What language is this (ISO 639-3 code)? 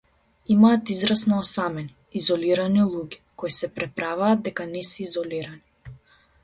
mkd